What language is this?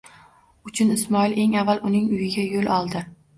Uzbek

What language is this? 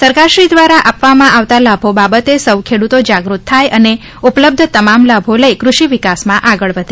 Gujarati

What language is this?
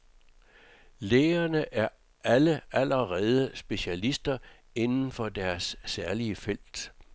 Danish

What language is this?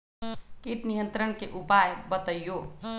Magahi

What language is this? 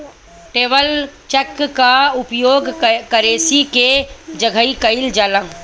Bhojpuri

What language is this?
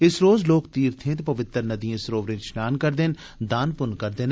Dogri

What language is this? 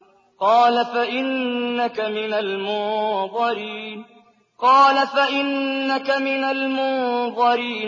Arabic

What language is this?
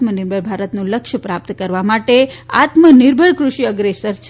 Gujarati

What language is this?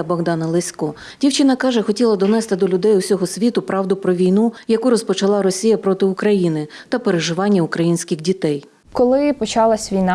Ukrainian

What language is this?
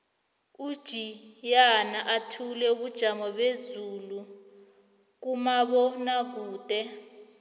South Ndebele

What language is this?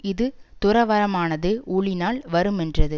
Tamil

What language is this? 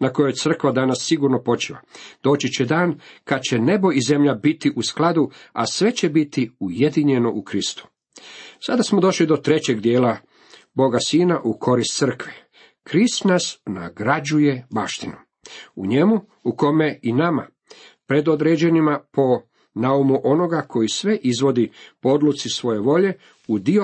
Croatian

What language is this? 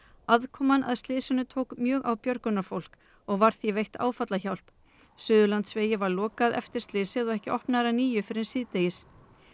Icelandic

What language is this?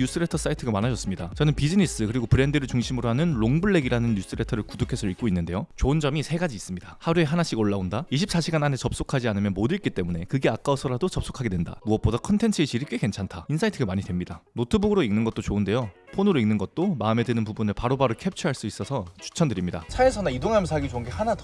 Korean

